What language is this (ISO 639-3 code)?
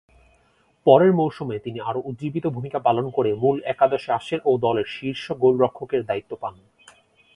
ben